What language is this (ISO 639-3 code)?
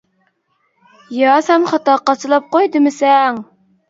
uig